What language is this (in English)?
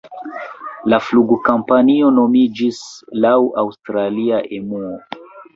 Esperanto